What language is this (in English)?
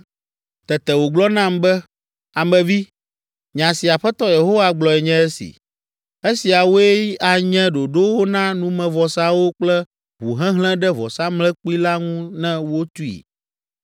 Ewe